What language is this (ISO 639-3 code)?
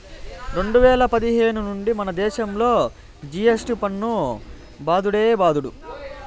tel